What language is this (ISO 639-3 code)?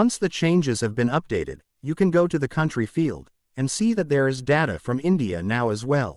eng